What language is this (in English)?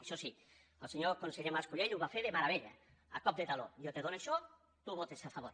Catalan